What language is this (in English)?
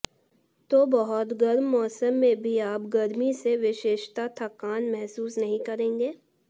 Hindi